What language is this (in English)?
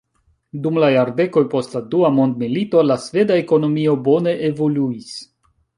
Esperanto